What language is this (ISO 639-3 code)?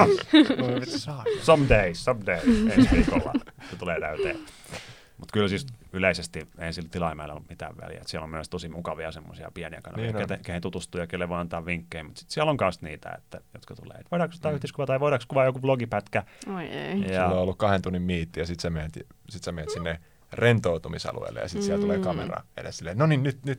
fin